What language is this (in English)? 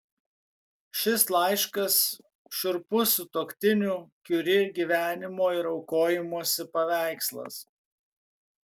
Lithuanian